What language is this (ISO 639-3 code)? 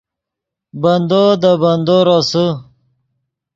ydg